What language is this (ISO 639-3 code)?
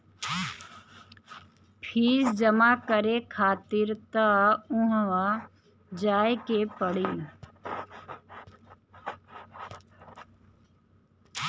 bho